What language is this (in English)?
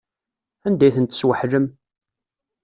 Kabyle